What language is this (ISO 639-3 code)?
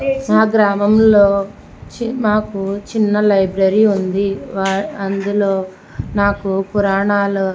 tel